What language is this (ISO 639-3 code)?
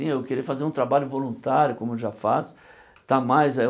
por